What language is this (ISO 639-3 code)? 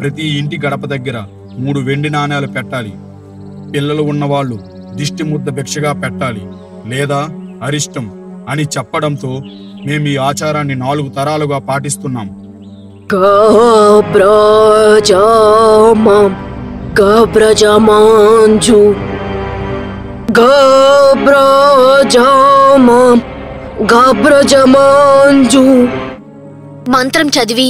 tel